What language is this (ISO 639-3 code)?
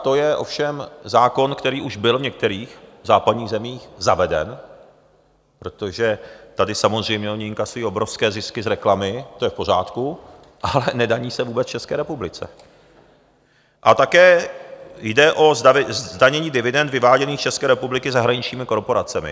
ces